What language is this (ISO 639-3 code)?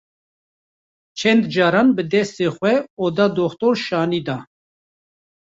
kur